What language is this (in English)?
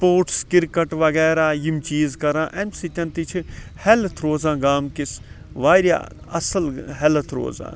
Kashmiri